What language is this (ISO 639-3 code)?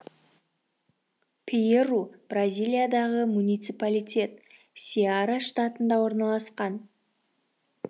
kaz